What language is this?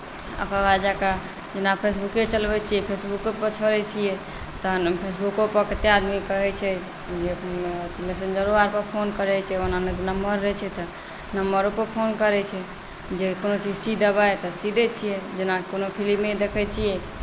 Maithili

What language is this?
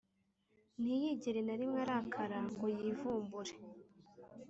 Kinyarwanda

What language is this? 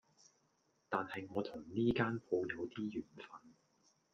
Cantonese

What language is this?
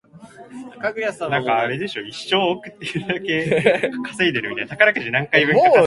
Japanese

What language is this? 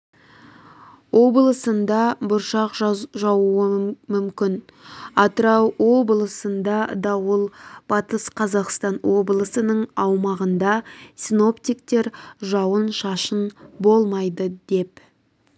Kazakh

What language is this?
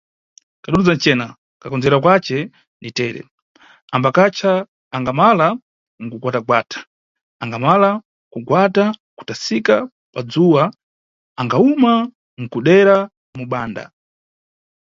Nyungwe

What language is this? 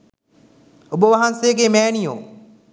Sinhala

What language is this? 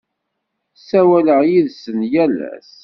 Kabyle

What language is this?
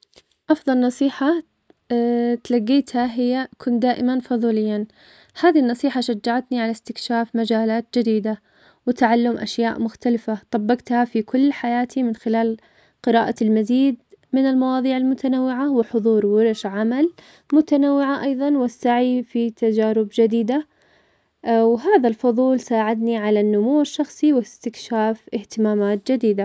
Omani Arabic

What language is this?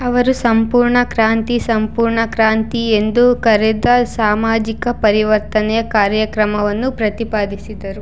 Kannada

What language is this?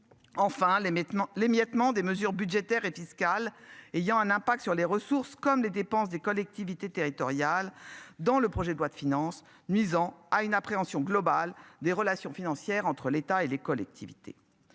French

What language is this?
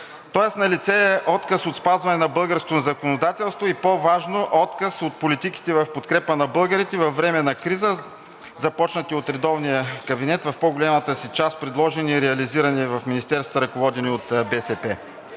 Bulgarian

